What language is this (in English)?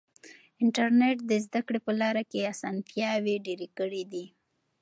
Pashto